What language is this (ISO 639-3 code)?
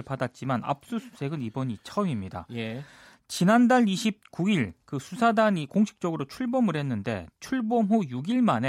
kor